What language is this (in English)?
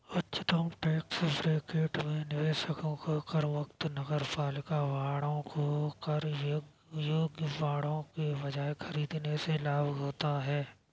Hindi